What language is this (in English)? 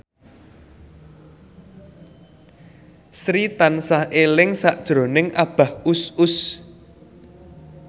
Javanese